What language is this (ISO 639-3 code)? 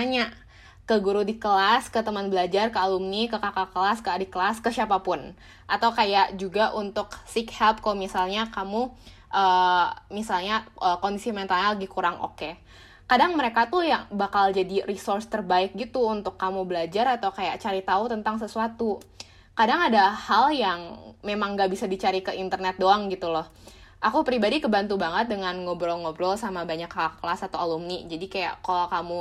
ind